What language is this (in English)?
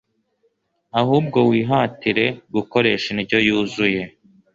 Kinyarwanda